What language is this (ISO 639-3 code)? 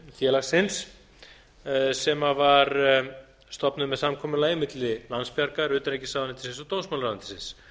isl